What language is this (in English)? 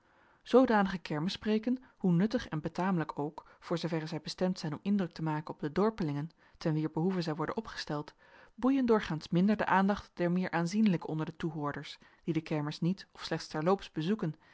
Dutch